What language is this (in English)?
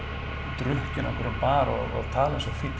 Icelandic